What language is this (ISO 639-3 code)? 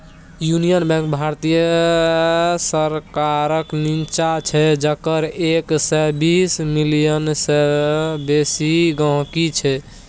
mai